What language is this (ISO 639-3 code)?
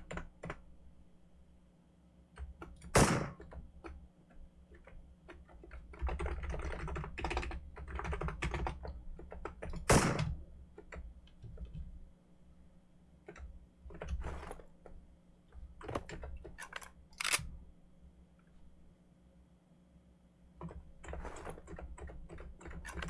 kor